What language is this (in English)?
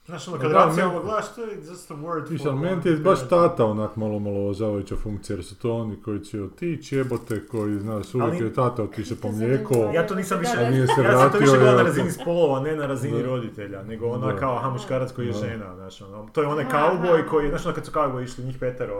Croatian